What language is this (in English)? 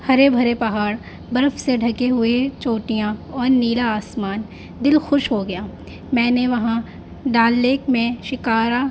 Urdu